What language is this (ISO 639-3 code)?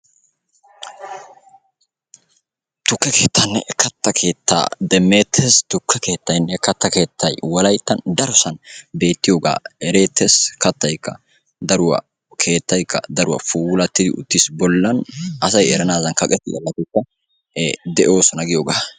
wal